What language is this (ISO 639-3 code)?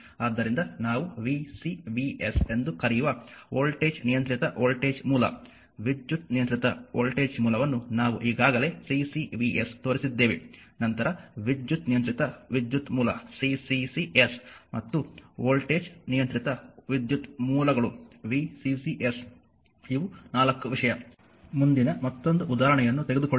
kan